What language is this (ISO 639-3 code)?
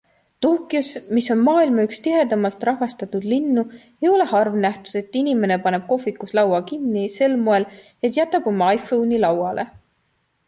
est